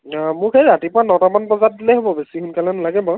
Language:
Assamese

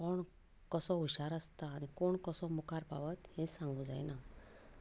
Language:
Konkani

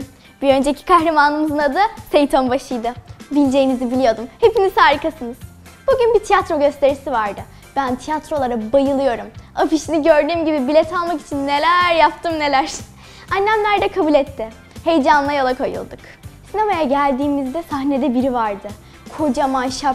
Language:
Turkish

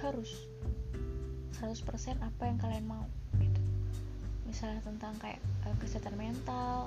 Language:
Indonesian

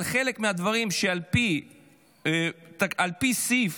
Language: Hebrew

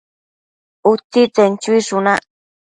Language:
Matsés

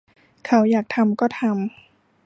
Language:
Thai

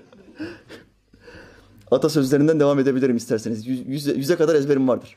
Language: Turkish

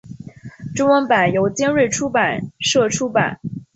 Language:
Chinese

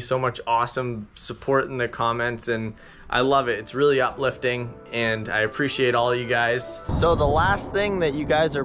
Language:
English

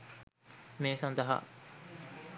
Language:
Sinhala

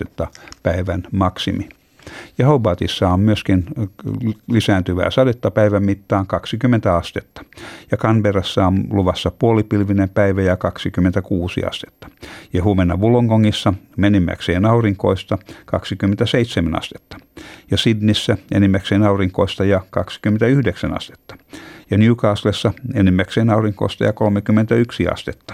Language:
Finnish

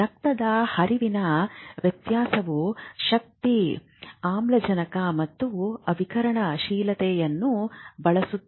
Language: Kannada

